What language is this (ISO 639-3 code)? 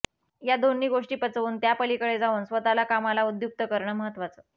mar